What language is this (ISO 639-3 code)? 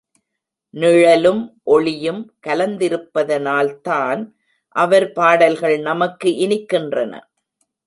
tam